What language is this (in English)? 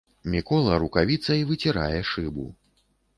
Belarusian